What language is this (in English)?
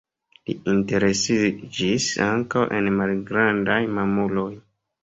Esperanto